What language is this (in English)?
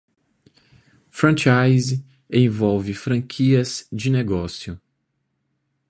Portuguese